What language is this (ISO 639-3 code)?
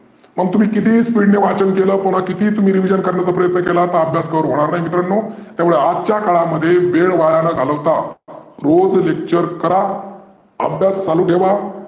mar